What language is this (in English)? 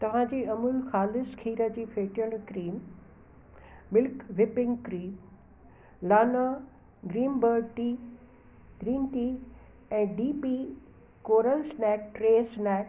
Sindhi